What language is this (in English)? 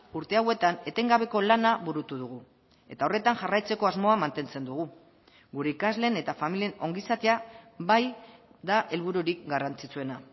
Basque